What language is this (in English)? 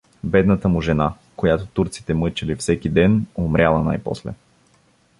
Bulgarian